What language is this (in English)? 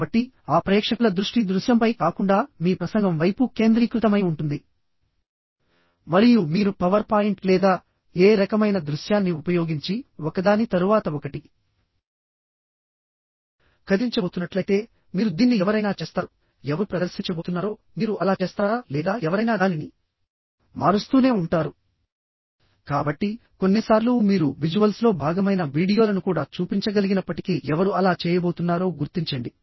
Telugu